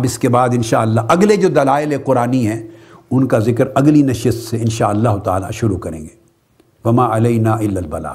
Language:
Urdu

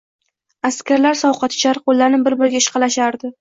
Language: Uzbek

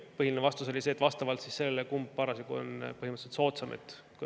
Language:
Estonian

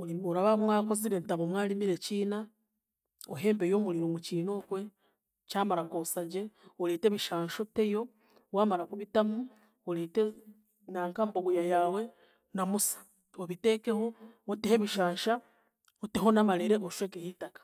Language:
Chiga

